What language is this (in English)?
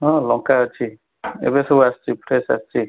Odia